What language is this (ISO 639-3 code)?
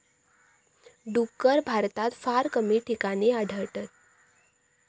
mar